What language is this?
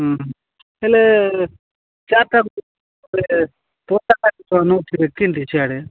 Odia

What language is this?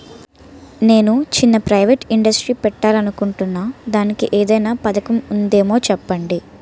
Telugu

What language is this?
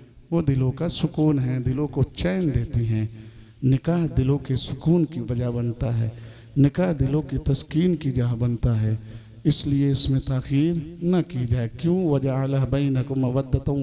Hindi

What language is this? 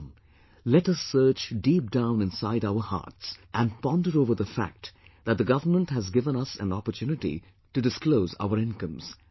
English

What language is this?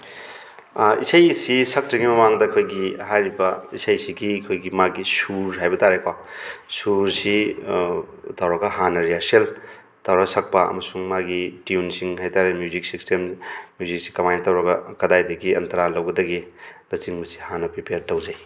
Manipuri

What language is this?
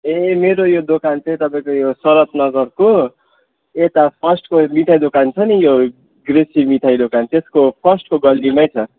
Nepali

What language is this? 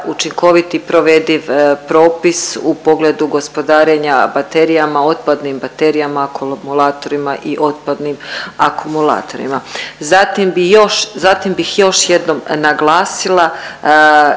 Croatian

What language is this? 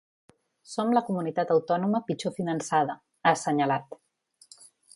Catalan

